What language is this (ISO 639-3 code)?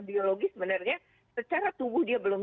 ind